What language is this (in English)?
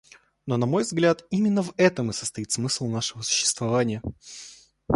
Russian